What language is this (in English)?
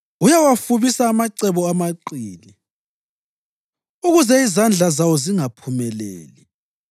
North Ndebele